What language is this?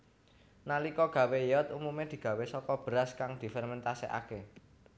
Javanese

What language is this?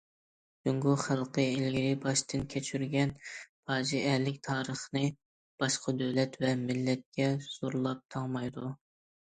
Uyghur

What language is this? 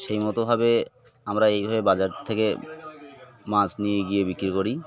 Bangla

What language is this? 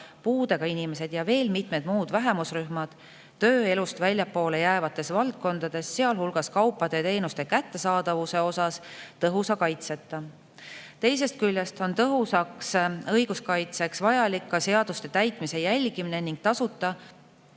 Estonian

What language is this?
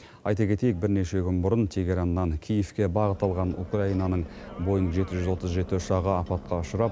Kazakh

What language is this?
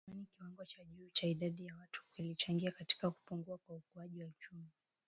Swahili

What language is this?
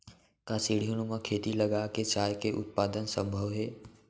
Chhattisgarhi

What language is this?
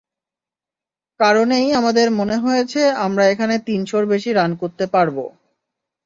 Bangla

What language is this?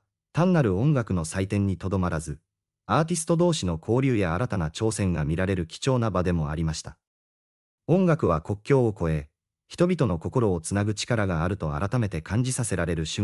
Japanese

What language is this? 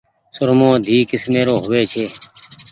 Goaria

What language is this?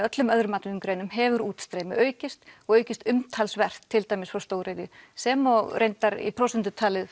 Icelandic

